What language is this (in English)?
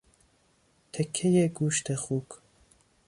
Persian